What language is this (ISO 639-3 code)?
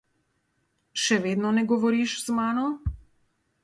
slv